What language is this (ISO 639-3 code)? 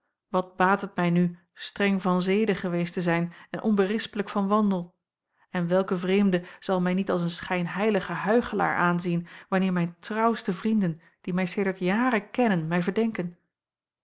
nld